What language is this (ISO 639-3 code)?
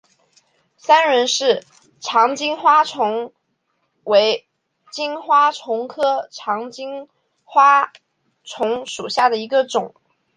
zho